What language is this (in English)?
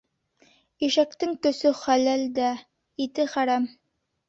Bashkir